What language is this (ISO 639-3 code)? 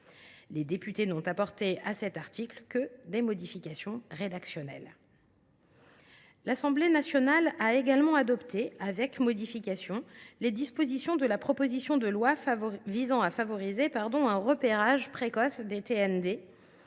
fra